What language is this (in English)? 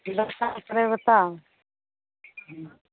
Maithili